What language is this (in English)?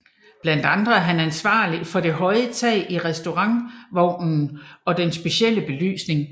Danish